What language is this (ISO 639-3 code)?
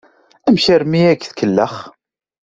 kab